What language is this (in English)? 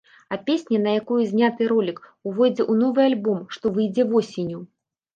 Belarusian